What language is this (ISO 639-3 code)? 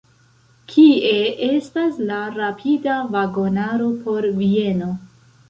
epo